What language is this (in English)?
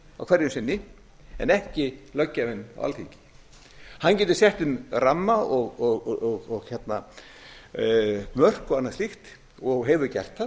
Icelandic